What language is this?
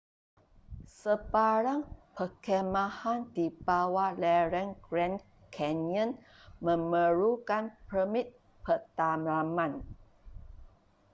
Malay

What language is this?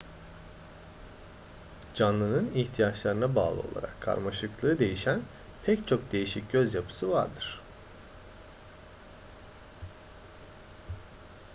Turkish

